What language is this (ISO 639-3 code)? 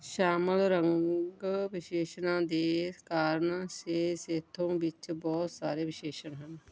pan